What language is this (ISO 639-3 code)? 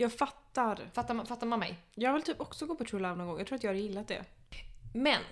swe